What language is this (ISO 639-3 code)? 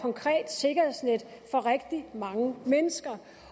dan